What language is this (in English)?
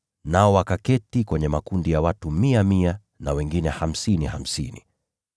Swahili